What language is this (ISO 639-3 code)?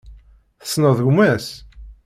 kab